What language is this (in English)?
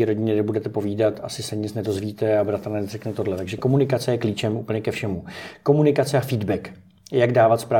Czech